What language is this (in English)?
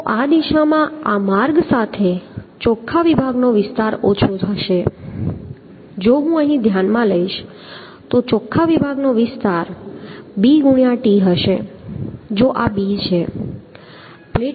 Gujarati